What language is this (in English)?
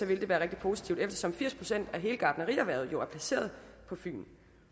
Danish